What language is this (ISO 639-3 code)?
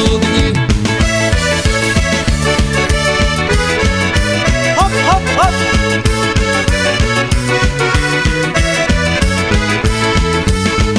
slk